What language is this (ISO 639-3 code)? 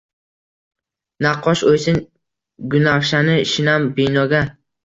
uzb